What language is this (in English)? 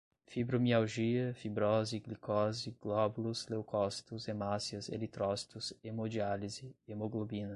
Portuguese